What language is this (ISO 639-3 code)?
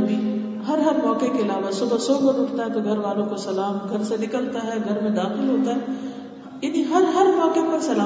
urd